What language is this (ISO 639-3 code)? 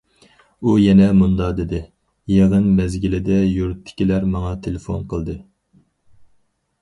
uig